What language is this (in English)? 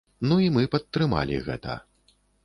Belarusian